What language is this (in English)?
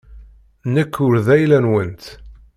Kabyle